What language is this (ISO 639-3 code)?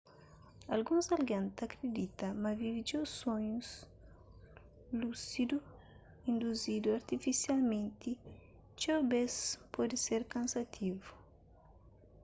kea